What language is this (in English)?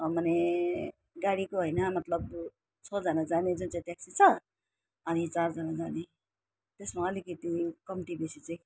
Nepali